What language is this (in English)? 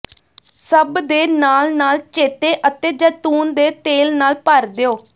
Punjabi